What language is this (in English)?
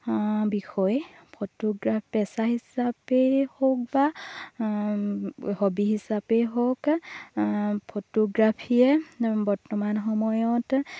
Assamese